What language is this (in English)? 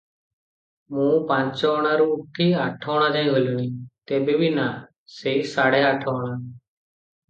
Odia